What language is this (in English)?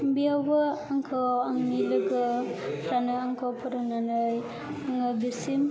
Bodo